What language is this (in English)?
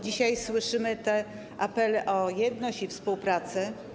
Polish